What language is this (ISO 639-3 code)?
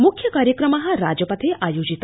san